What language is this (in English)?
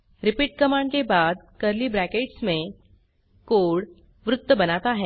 Hindi